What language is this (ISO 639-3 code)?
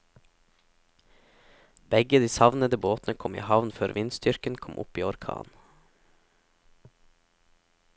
nor